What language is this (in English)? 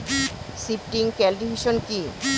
Bangla